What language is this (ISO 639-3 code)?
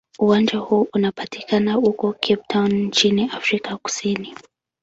swa